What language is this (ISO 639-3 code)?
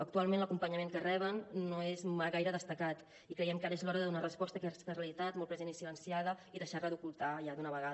cat